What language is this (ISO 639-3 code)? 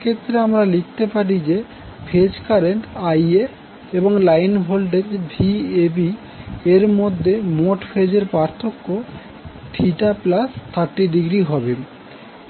ben